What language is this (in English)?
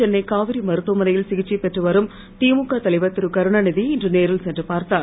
Tamil